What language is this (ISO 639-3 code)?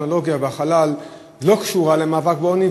heb